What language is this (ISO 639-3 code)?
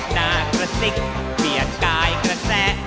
tha